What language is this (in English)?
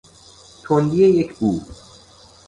Persian